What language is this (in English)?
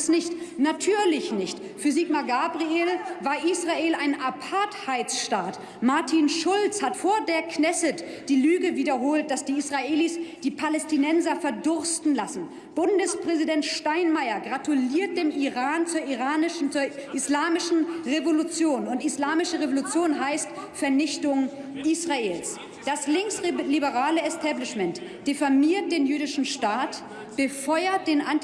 German